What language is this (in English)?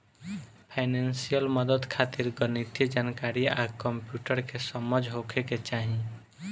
Bhojpuri